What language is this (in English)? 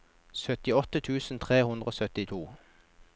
Norwegian